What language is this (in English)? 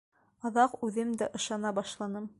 Bashkir